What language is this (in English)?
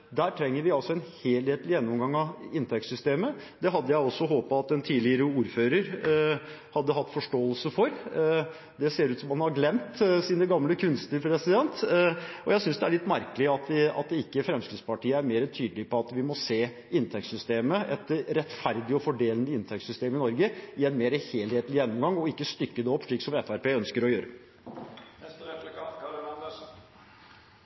Norwegian Bokmål